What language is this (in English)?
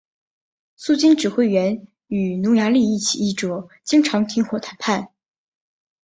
Chinese